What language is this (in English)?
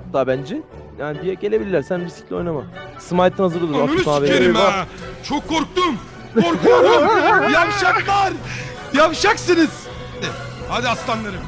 Turkish